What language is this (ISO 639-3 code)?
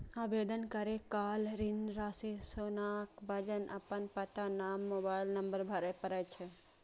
mai